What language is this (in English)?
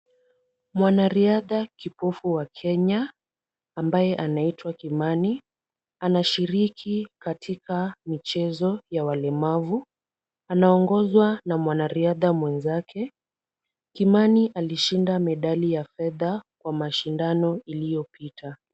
Swahili